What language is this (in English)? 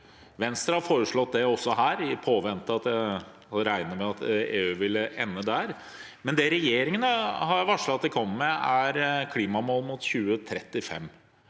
Norwegian